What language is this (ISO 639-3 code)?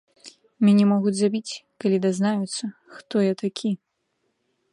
bel